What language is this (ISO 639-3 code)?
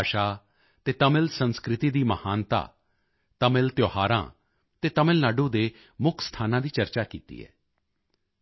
pan